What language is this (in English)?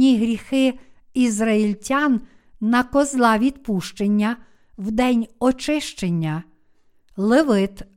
Ukrainian